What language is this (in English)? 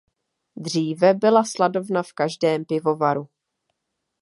Czech